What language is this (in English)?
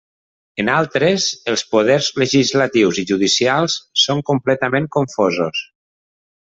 Catalan